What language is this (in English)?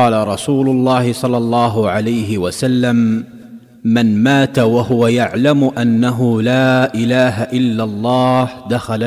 Filipino